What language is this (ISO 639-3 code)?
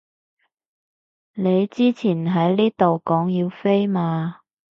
yue